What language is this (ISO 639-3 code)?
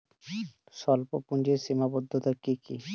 ben